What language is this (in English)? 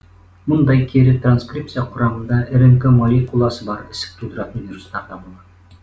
Kazakh